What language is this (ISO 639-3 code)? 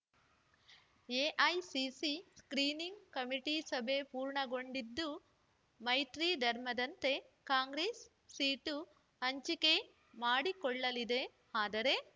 kan